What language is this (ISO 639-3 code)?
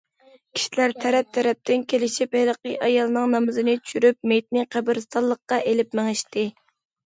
uig